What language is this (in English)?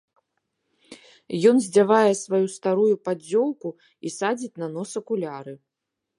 Belarusian